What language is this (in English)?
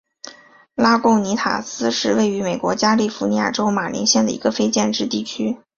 Chinese